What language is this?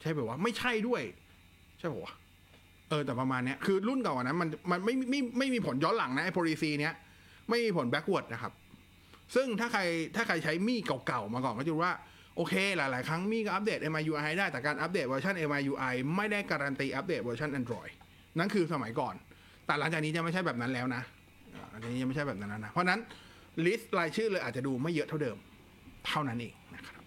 Thai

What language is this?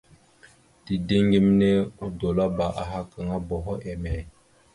Mada (Cameroon)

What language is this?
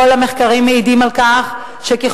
Hebrew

